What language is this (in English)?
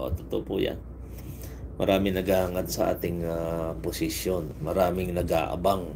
Filipino